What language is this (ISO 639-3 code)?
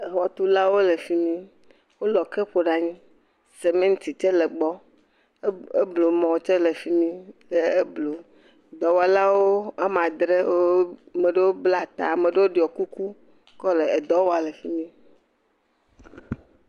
ewe